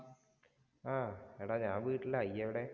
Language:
Malayalam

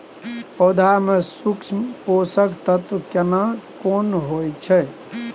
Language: Maithili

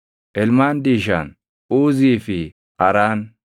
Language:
Oromo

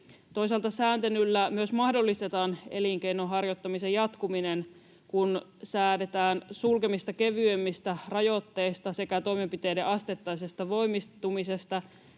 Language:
Finnish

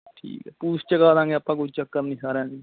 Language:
Punjabi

